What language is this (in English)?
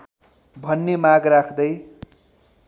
Nepali